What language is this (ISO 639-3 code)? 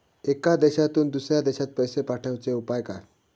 mar